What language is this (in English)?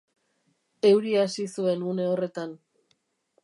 Basque